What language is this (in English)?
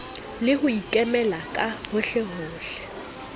Southern Sotho